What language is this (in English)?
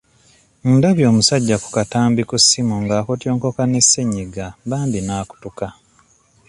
Ganda